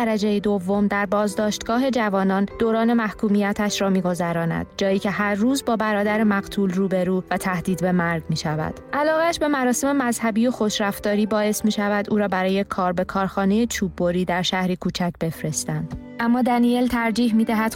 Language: Persian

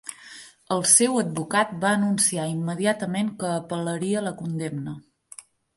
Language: Catalan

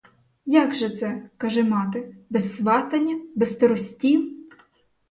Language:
Ukrainian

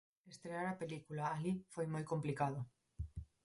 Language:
Galician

